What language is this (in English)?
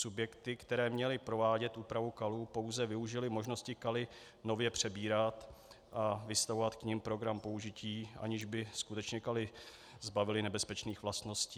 Czech